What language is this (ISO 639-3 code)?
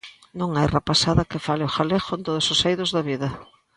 glg